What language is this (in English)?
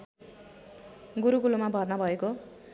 Nepali